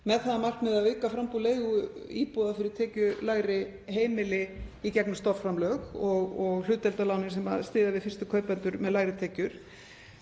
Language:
Icelandic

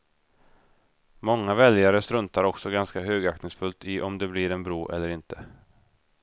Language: Swedish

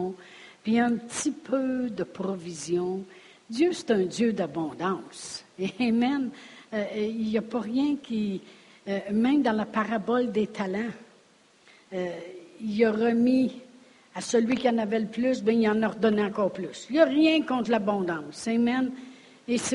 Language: French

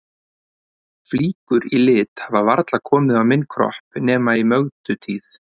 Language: Icelandic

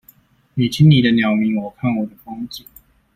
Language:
Chinese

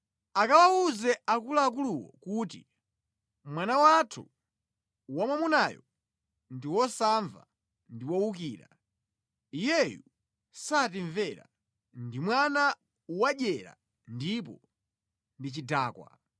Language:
Nyanja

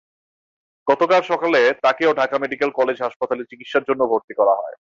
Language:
Bangla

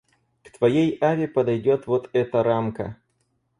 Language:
Russian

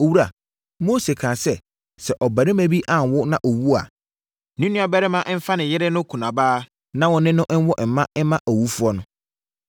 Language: Akan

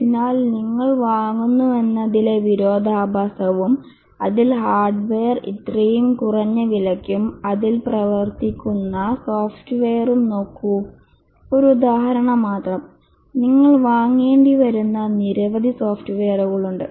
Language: Malayalam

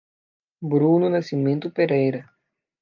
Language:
Portuguese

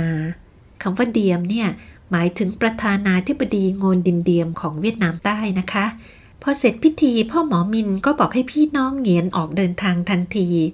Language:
Thai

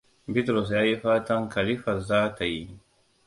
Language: Hausa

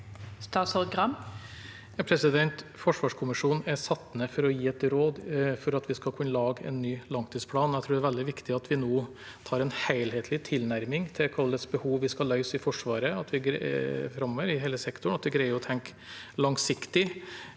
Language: Norwegian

